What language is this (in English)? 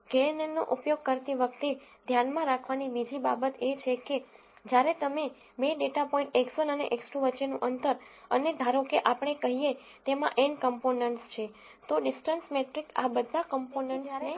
Gujarati